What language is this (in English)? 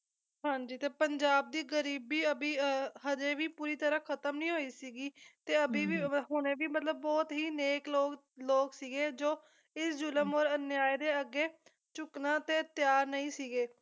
Punjabi